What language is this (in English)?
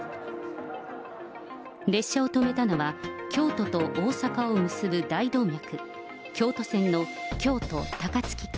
Japanese